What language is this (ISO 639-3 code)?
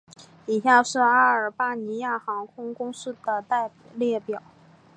zho